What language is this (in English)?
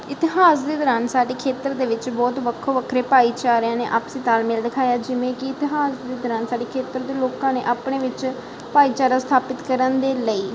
Punjabi